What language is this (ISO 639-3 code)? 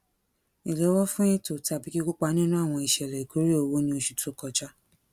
yor